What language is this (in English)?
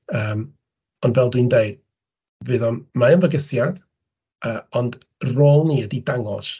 Welsh